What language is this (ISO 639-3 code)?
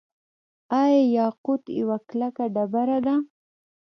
pus